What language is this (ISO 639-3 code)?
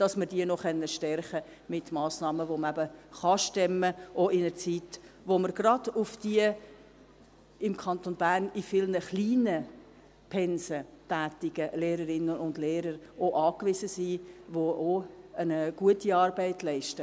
gsw